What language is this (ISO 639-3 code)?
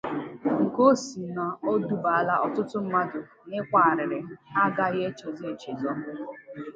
ibo